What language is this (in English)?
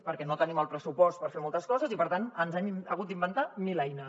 Catalan